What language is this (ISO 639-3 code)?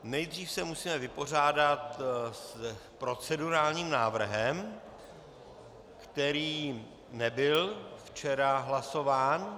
ces